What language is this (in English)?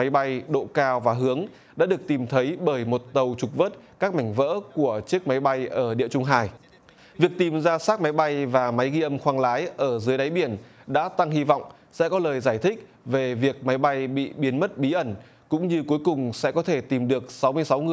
Vietnamese